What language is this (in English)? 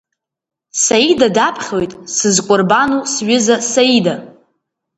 Abkhazian